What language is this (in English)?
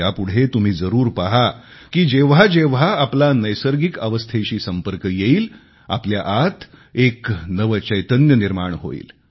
Marathi